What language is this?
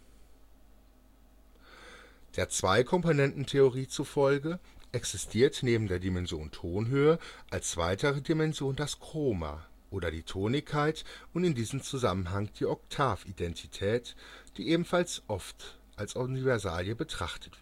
German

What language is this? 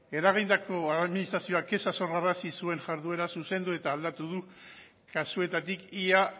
Basque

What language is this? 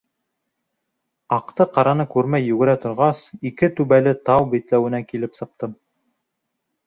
Bashkir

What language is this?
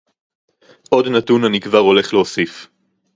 Hebrew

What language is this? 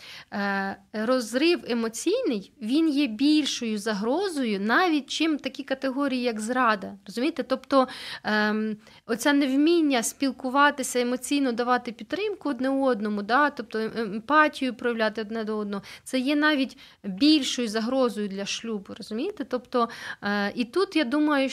Ukrainian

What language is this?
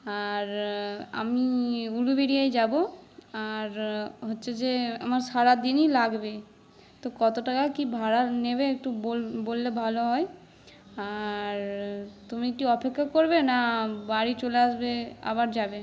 Bangla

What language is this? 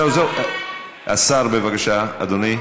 Hebrew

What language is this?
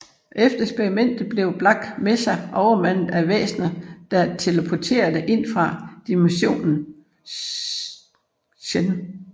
Danish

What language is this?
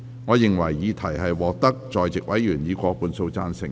Cantonese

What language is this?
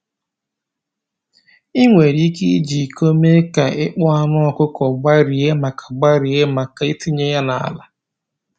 Igbo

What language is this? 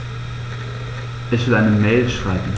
German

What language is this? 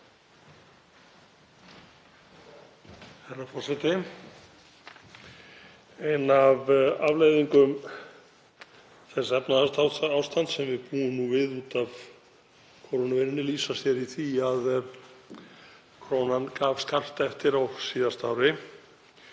Icelandic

